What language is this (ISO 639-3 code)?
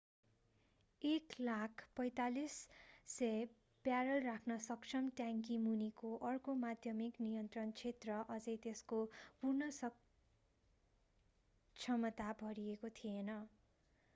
nep